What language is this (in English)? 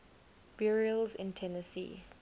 English